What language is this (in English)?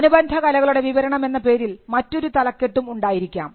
Malayalam